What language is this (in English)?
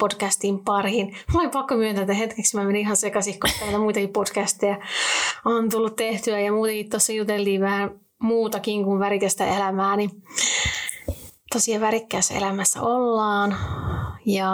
Finnish